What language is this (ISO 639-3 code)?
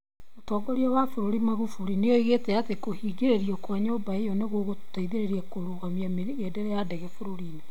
kik